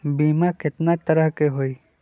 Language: Magahi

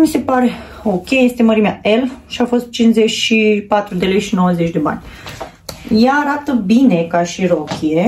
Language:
Romanian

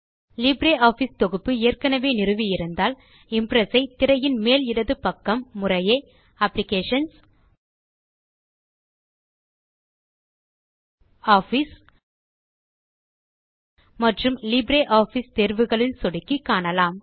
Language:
Tamil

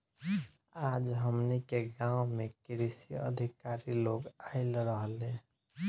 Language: Bhojpuri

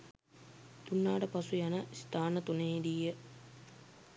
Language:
Sinhala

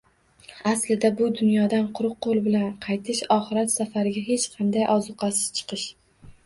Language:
Uzbek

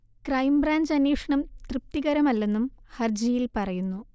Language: Malayalam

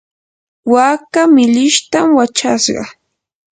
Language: Yanahuanca Pasco Quechua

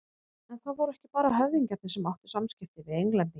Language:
Icelandic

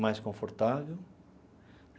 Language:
Portuguese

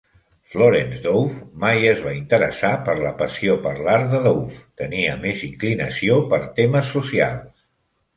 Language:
Catalan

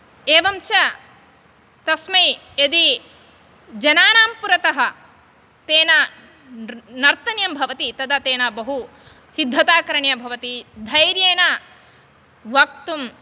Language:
Sanskrit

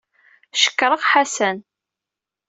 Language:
Kabyle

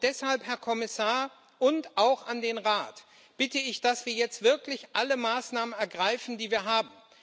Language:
German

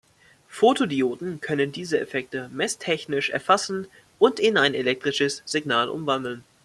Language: German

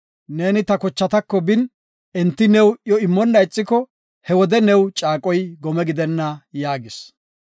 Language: Gofa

